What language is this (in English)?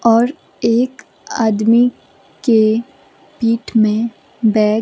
Hindi